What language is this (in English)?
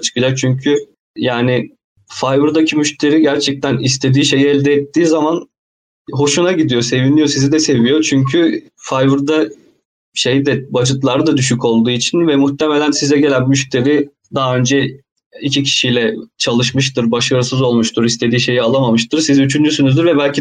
Turkish